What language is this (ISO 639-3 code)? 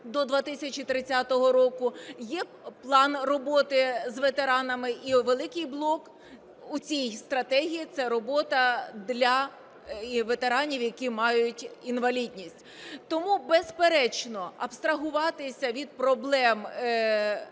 ukr